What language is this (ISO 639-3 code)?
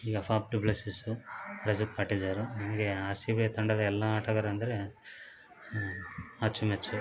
kan